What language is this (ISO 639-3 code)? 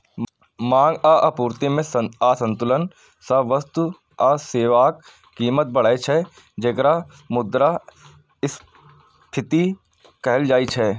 mai